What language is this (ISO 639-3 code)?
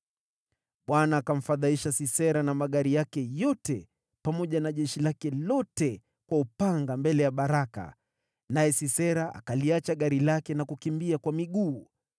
swa